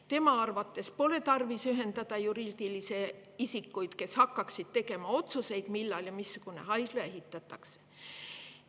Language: Estonian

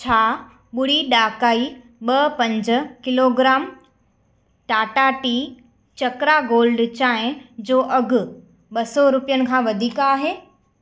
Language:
Sindhi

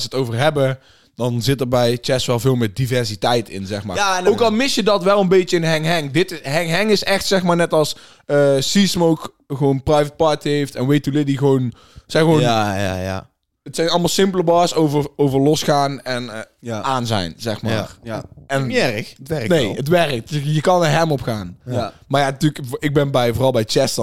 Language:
Dutch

